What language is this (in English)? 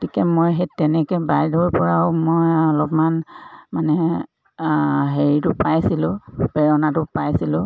Assamese